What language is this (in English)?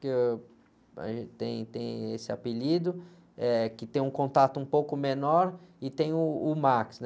Portuguese